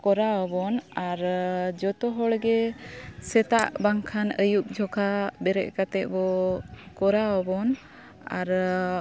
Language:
Santali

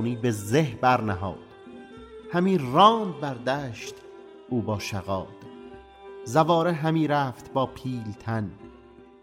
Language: Persian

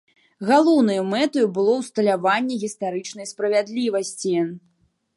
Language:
Belarusian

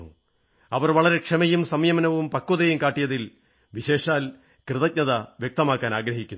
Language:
Malayalam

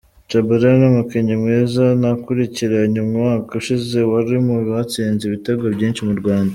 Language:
Kinyarwanda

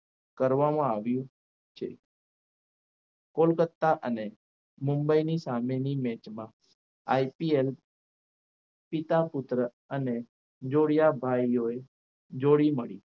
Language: Gujarati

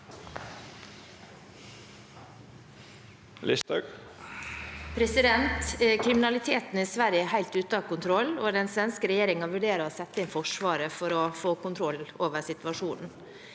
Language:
Norwegian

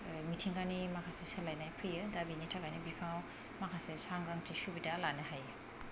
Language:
Bodo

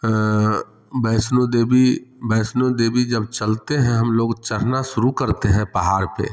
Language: Hindi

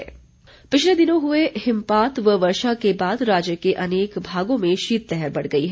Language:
Hindi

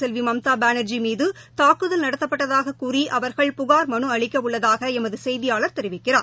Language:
Tamil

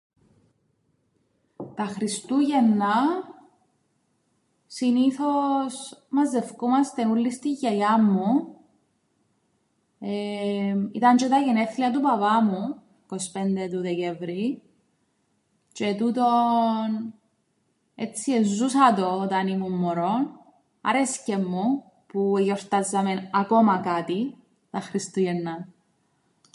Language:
Greek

